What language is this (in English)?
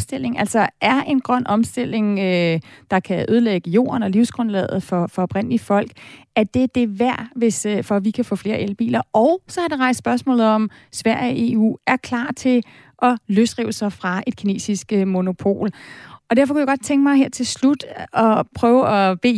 Danish